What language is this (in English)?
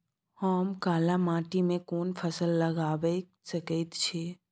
Maithili